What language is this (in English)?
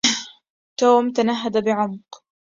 Arabic